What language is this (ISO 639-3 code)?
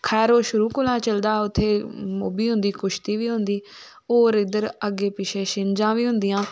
doi